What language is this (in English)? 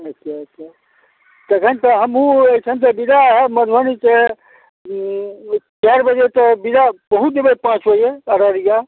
Maithili